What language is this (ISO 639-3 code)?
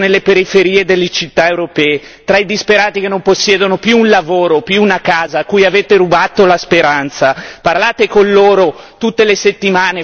ita